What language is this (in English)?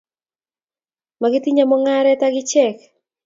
Kalenjin